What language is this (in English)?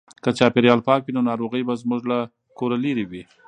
Pashto